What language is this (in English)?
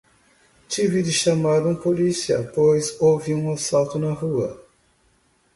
Portuguese